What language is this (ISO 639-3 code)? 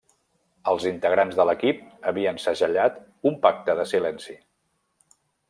cat